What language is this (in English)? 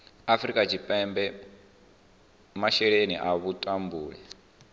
Venda